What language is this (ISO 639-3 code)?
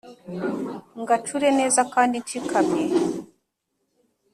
kin